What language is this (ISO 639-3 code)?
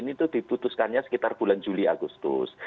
ind